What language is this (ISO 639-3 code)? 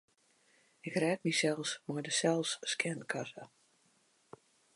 fry